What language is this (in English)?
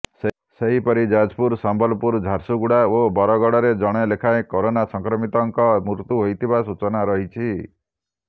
Odia